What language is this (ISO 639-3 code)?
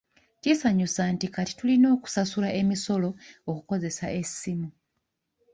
lug